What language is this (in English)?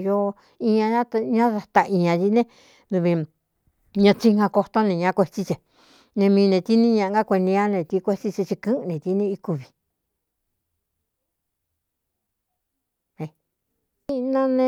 Cuyamecalco Mixtec